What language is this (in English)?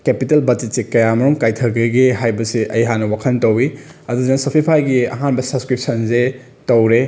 Manipuri